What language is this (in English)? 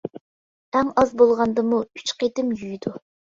Uyghur